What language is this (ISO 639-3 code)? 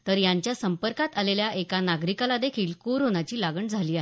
mar